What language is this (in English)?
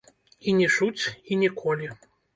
Belarusian